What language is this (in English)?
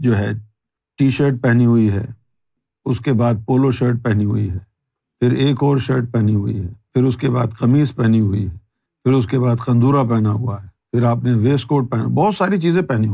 Urdu